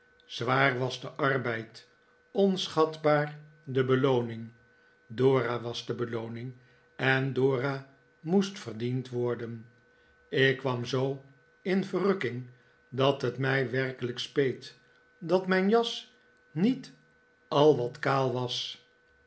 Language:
Dutch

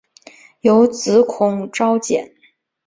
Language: Chinese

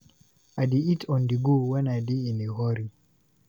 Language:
Nigerian Pidgin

